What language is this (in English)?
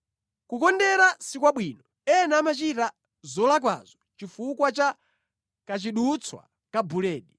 Nyanja